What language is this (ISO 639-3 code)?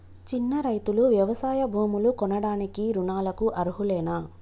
tel